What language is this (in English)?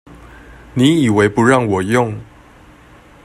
Chinese